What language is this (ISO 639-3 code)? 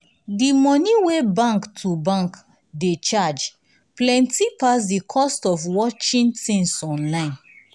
pcm